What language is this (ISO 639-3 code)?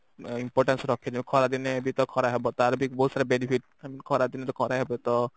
ori